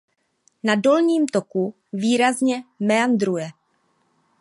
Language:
Czech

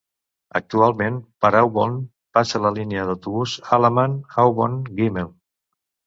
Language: Catalan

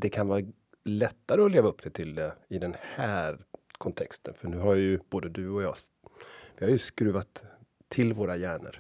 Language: Swedish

